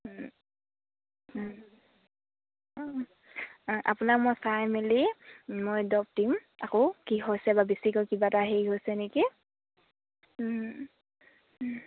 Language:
Assamese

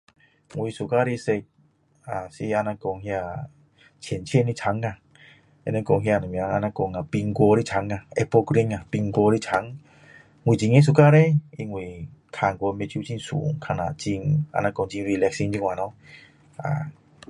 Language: Min Dong Chinese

